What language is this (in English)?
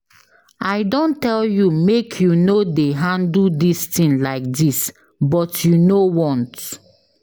Nigerian Pidgin